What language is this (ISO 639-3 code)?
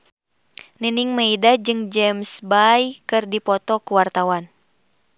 sun